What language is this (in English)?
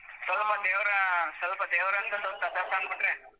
Kannada